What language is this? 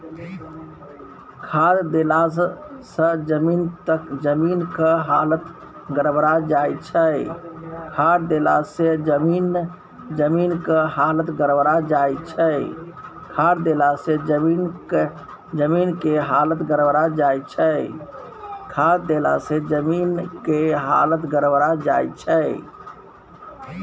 Maithili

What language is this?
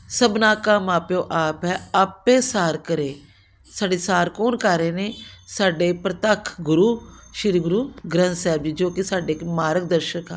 Punjabi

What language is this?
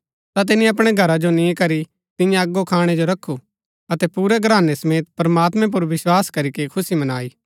Gaddi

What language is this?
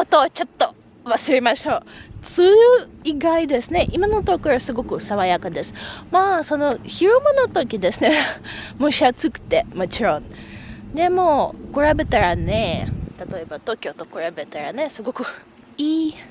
Japanese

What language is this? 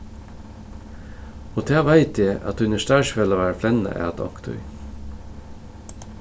Faroese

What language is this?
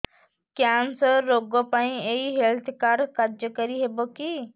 Odia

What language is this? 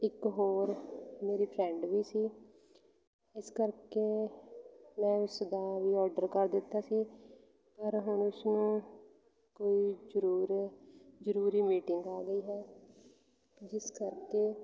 Punjabi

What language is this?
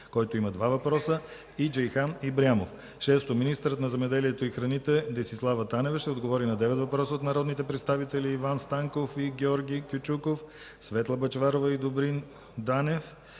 Bulgarian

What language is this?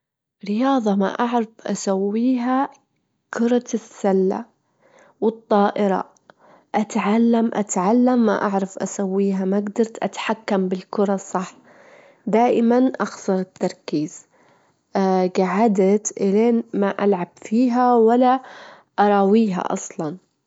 Gulf Arabic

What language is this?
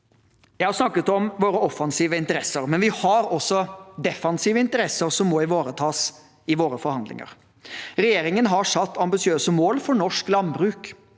Norwegian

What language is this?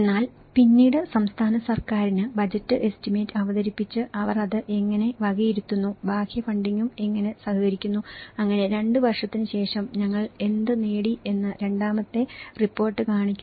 Malayalam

